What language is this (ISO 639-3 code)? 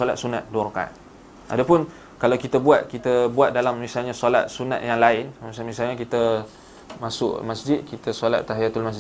msa